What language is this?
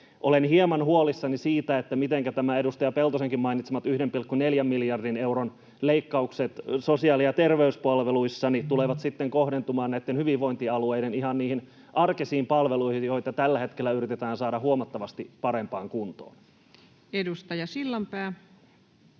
Finnish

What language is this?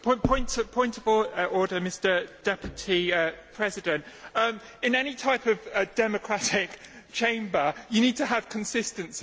English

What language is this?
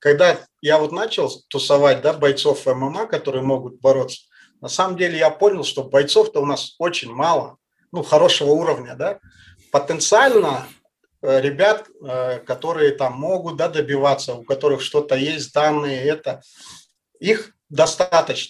Russian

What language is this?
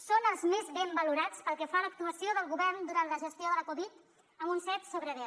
Catalan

